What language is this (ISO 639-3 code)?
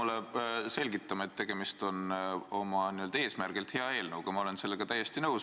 est